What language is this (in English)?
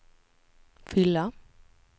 Swedish